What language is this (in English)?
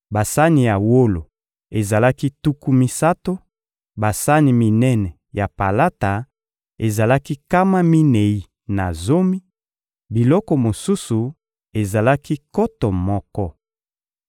Lingala